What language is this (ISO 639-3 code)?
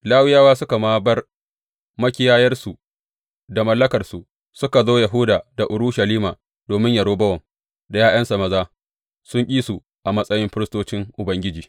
hau